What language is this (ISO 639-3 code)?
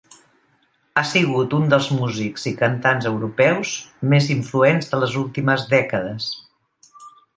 cat